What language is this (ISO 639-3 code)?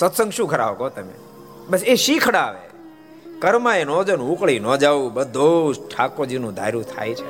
guj